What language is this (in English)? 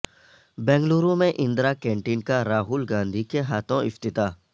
Urdu